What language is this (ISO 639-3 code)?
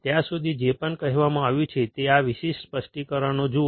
guj